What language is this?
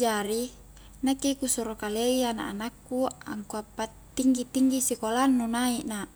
Highland Konjo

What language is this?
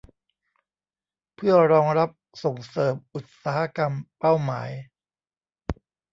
Thai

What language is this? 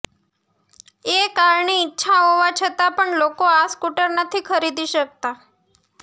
Gujarati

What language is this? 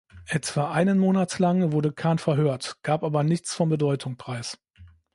German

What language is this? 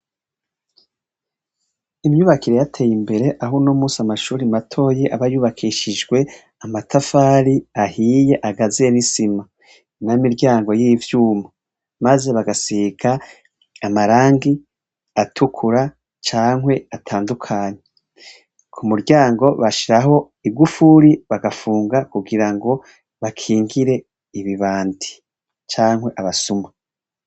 Rundi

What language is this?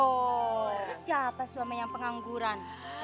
Indonesian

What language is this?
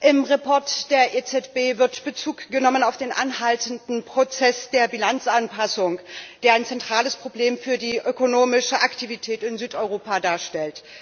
German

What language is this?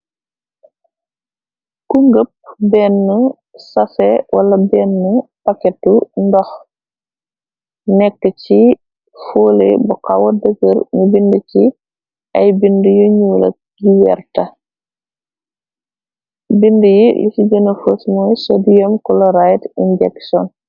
Wolof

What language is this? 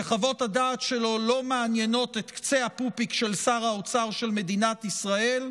Hebrew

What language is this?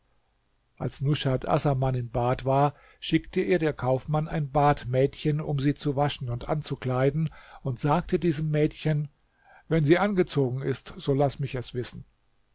German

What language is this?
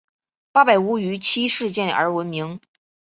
Chinese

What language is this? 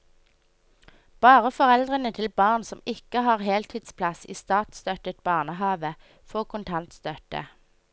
Norwegian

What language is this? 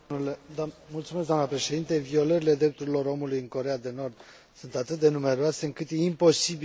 Romanian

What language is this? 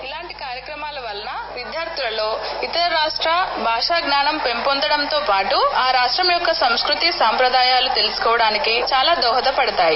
Telugu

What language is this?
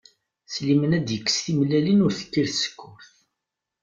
Kabyle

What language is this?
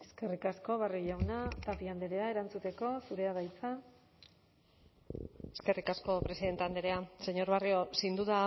Basque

